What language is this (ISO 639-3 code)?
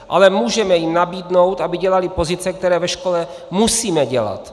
ces